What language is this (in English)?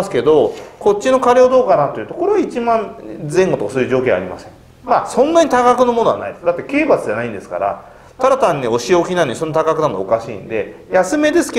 Japanese